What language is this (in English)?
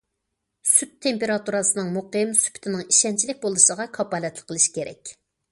Uyghur